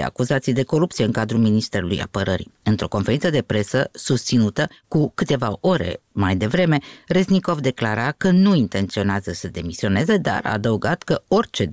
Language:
Romanian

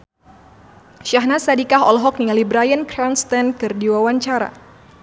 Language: Sundanese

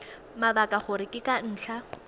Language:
Tswana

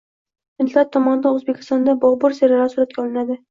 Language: Uzbek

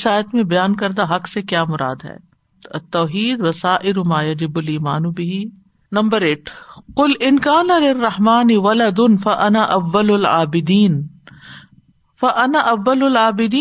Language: Urdu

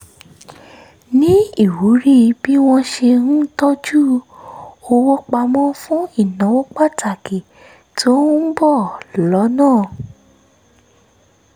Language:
Yoruba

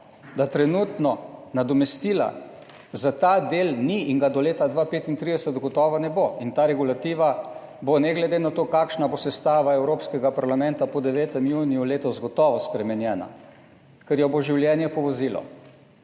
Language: Slovenian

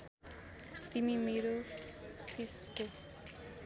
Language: Nepali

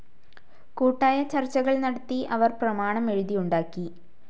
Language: Malayalam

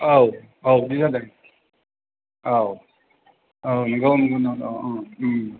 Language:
Bodo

